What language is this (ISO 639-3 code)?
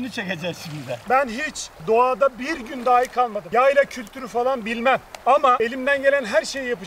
tur